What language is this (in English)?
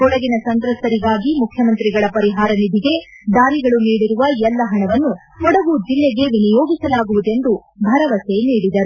Kannada